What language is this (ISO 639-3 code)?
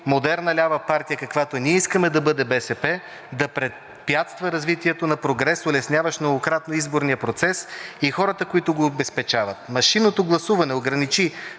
bul